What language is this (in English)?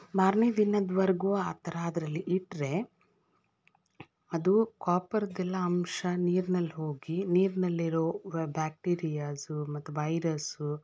Kannada